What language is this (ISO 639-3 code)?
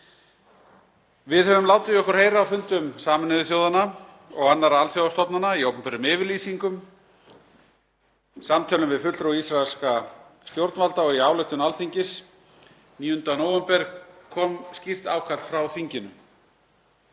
isl